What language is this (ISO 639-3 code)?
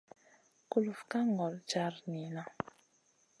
mcn